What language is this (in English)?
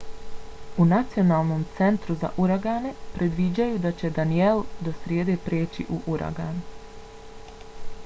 Bosnian